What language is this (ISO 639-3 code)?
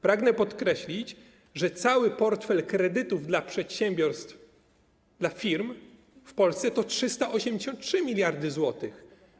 pol